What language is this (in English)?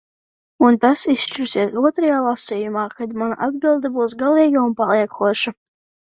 Latvian